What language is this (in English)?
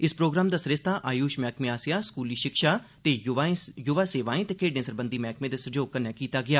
Dogri